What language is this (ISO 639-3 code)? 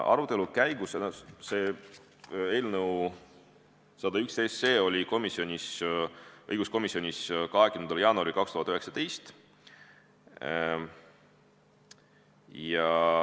est